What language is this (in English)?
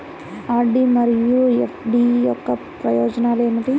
Telugu